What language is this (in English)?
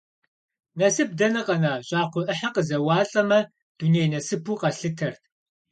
Kabardian